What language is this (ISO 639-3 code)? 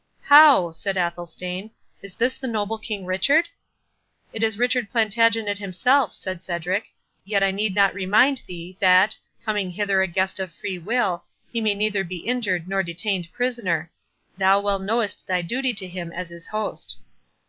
eng